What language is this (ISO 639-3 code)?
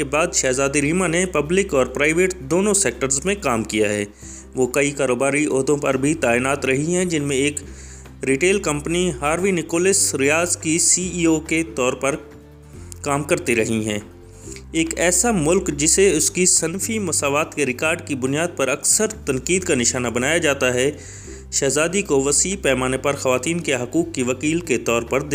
urd